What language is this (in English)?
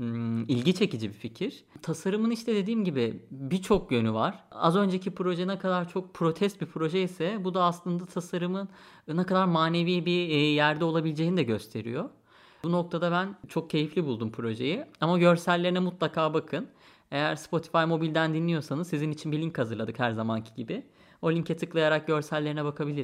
Turkish